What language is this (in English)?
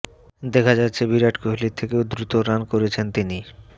Bangla